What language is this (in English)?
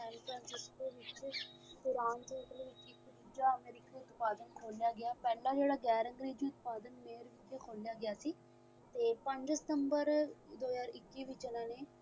Punjabi